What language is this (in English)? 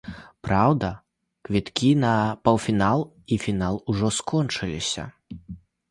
Belarusian